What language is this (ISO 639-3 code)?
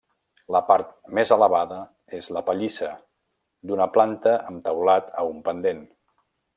cat